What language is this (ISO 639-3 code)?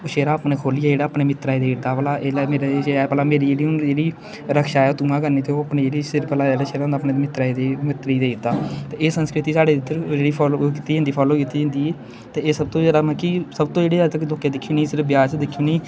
doi